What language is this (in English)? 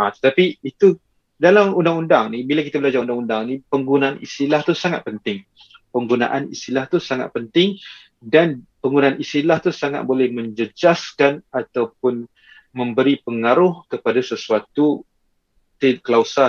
Malay